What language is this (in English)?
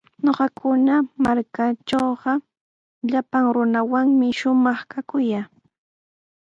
Sihuas Ancash Quechua